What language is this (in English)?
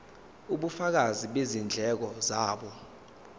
Zulu